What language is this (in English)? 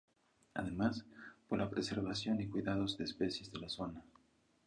Spanish